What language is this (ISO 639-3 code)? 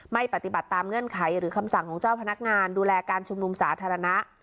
tha